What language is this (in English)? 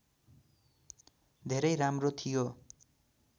Nepali